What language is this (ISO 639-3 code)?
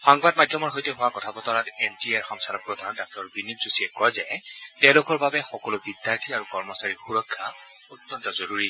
asm